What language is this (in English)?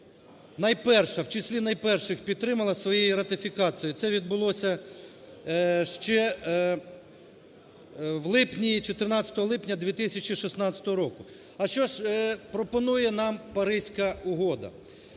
Ukrainian